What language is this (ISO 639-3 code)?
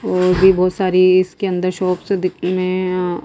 hin